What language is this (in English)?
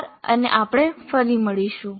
Gujarati